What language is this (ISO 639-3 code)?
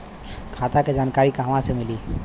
bho